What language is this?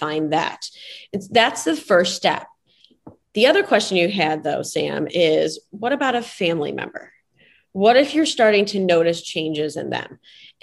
English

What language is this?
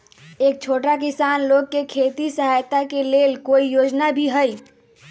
Magahi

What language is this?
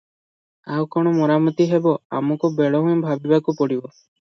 Odia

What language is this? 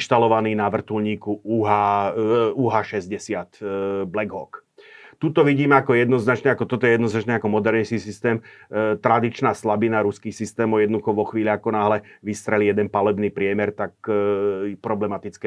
Slovak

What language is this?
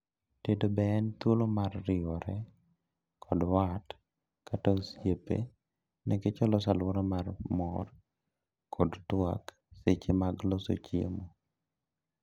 Luo (Kenya and Tanzania)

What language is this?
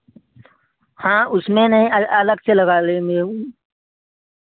Hindi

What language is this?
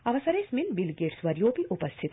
Sanskrit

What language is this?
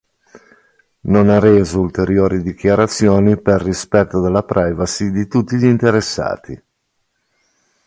Italian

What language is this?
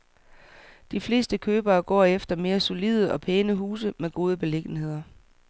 Danish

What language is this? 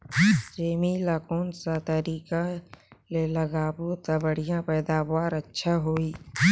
Chhattisgarhi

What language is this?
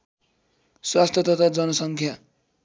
Nepali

